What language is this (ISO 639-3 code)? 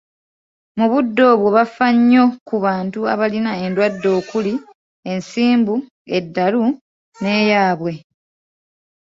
lug